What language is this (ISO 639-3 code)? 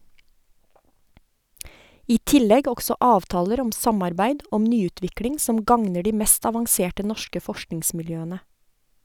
nor